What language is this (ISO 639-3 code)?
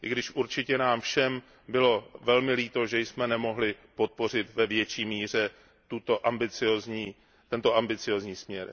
ces